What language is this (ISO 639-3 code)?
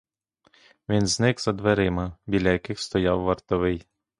ukr